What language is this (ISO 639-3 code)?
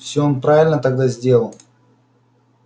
rus